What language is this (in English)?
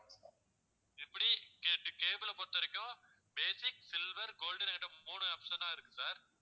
Tamil